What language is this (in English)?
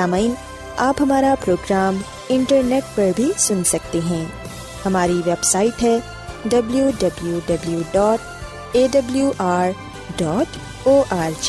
Urdu